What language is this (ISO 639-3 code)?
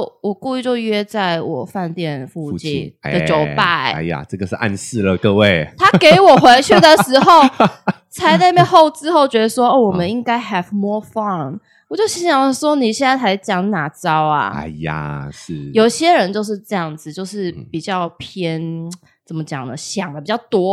zho